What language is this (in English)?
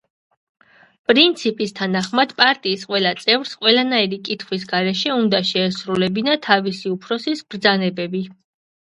Georgian